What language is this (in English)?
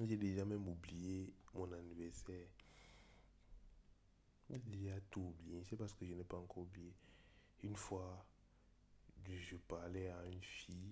French